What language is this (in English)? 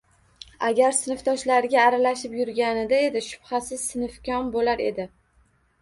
Uzbek